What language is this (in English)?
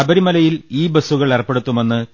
Malayalam